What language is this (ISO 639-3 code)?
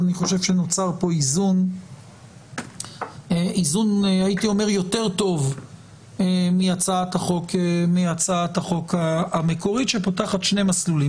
heb